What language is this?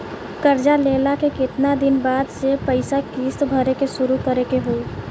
Bhojpuri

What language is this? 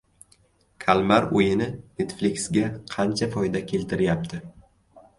Uzbek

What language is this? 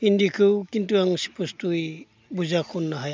Bodo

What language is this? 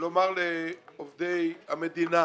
Hebrew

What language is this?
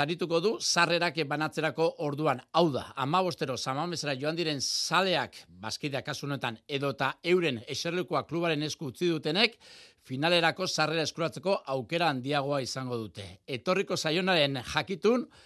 Spanish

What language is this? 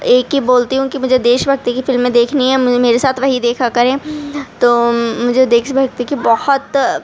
Urdu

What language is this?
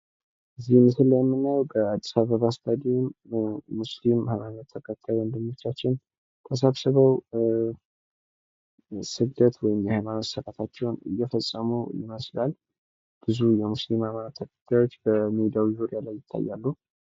Amharic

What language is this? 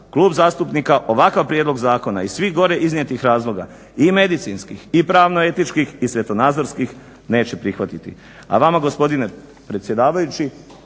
Croatian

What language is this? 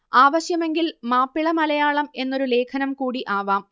Malayalam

